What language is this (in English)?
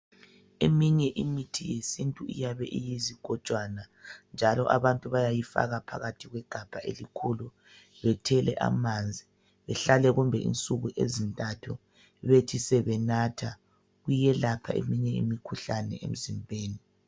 North Ndebele